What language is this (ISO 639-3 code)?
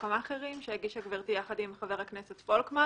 heb